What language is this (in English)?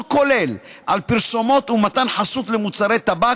Hebrew